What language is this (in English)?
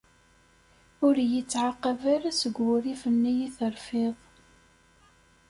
Kabyle